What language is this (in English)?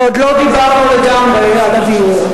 Hebrew